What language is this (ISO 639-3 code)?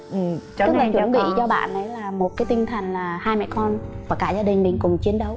vie